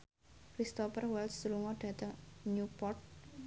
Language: Javanese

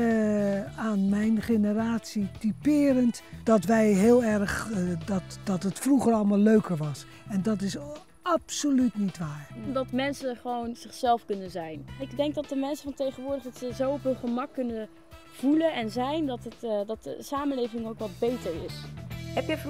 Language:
Dutch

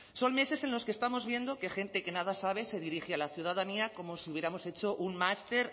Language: Spanish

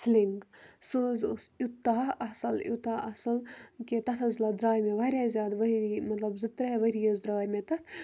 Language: Kashmiri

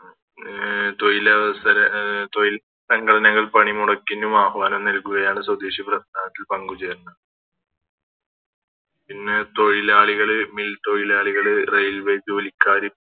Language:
Malayalam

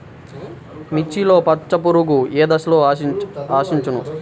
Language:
Telugu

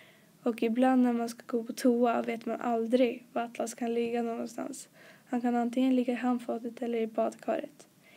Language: Swedish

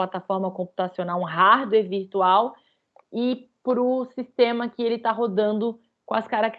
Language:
Portuguese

